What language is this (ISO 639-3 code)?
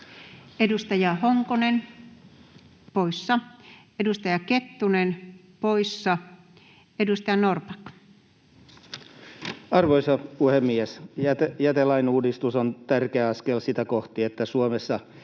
fin